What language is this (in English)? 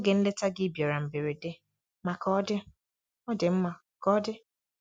Igbo